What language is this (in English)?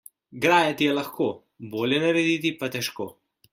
Slovenian